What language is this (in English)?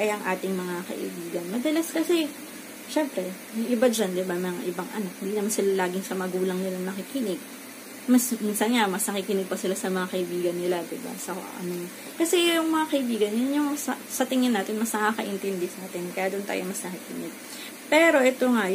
Filipino